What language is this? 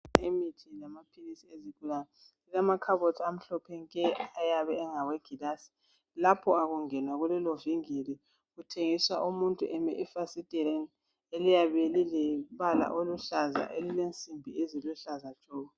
North Ndebele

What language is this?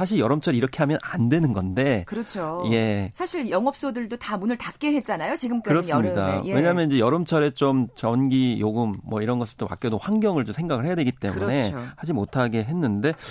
Korean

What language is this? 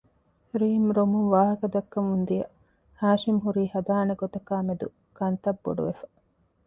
Divehi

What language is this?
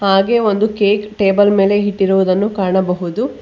Kannada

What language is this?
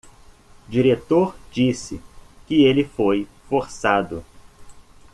Portuguese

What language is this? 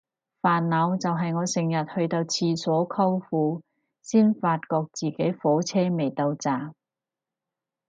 Cantonese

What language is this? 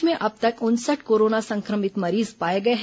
Hindi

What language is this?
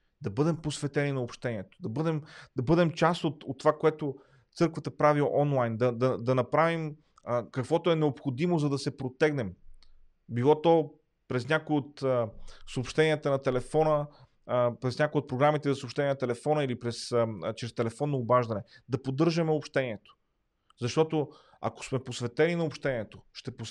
Bulgarian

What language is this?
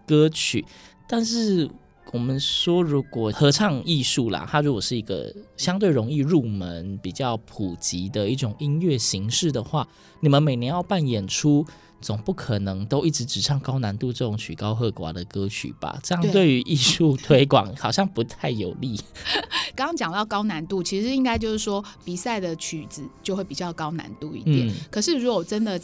Chinese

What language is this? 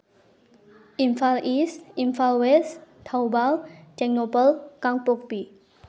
Manipuri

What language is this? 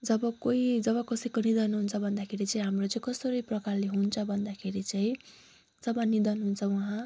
Nepali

